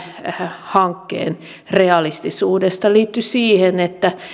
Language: Finnish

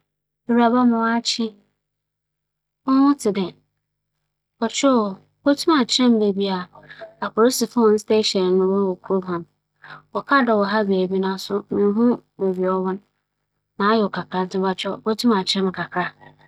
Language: Akan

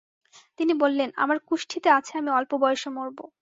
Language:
Bangla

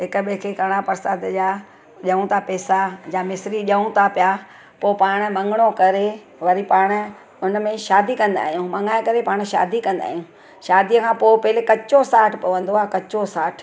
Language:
Sindhi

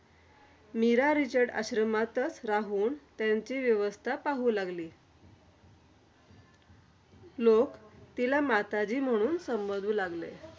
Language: Marathi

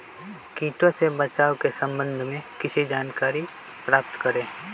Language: Magahi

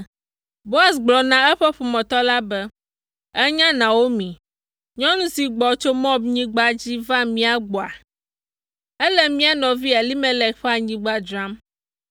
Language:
Ewe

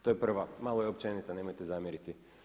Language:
Croatian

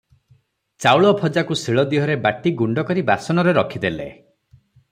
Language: Odia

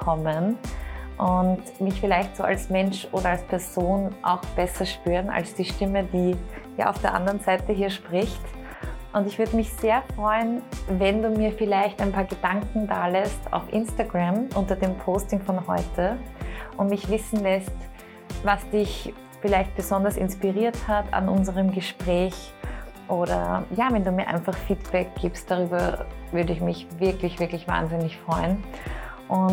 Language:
German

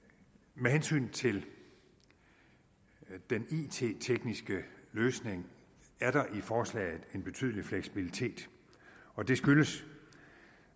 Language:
Danish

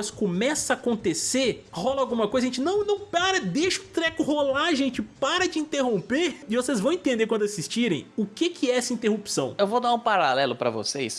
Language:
Portuguese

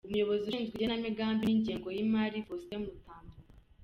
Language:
Kinyarwanda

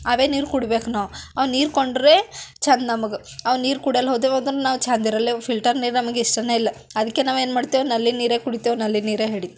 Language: Kannada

